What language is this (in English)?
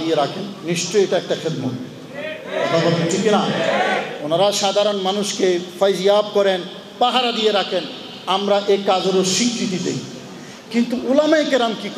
Arabic